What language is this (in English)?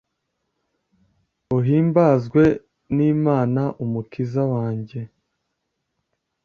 Kinyarwanda